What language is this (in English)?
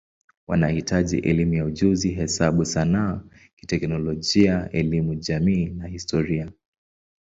Swahili